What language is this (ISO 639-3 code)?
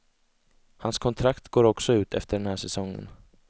swe